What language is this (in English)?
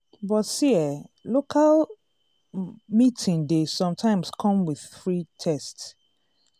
Nigerian Pidgin